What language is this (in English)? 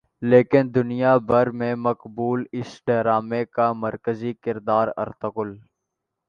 Urdu